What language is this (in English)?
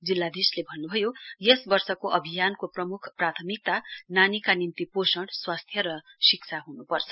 Nepali